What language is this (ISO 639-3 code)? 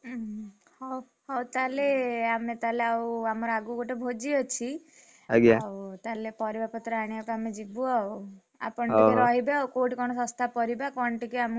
ori